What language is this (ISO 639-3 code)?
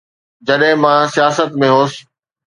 snd